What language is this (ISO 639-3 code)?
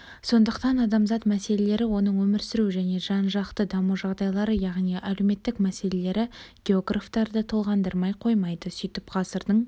kaz